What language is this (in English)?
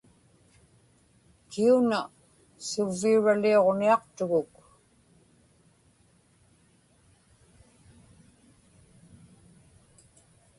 Inupiaq